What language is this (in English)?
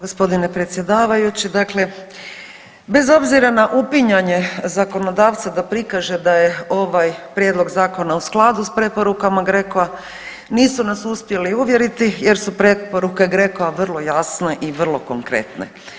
Croatian